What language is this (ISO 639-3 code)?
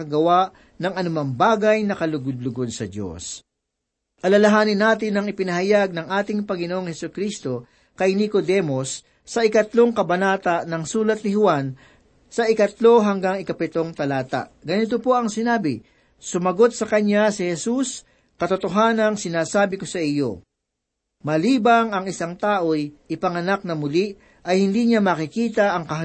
fil